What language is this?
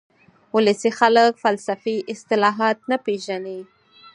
Pashto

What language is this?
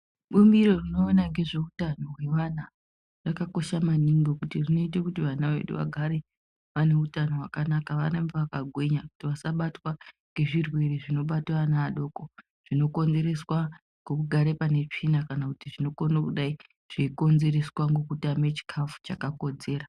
Ndau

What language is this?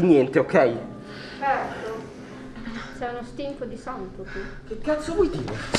Italian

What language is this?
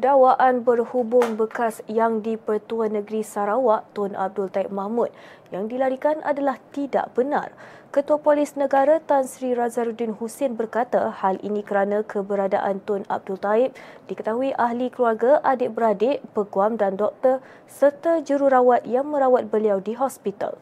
Malay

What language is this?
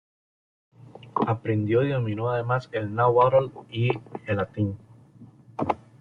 Spanish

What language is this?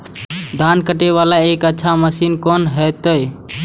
Maithili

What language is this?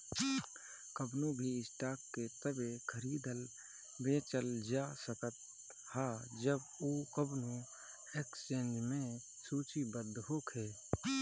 Bhojpuri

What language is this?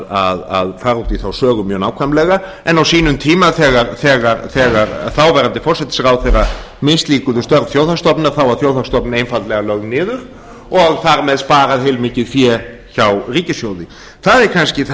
Icelandic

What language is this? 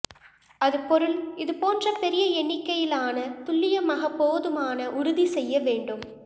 Tamil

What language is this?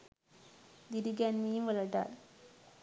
Sinhala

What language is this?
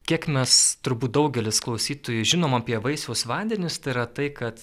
Lithuanian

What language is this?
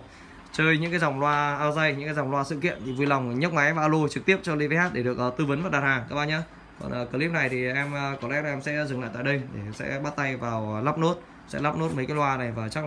Vietnamese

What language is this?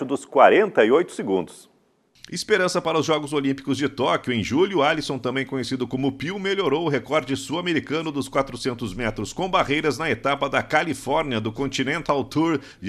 Portuguese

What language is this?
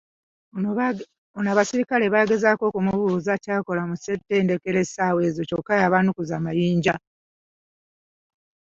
Ganda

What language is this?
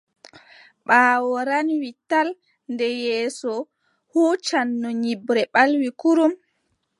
Adamawa Fulfulde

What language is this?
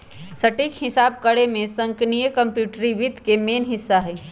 Magahi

